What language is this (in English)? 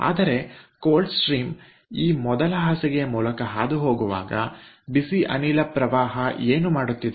Kannada